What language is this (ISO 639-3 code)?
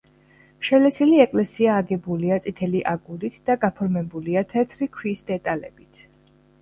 kat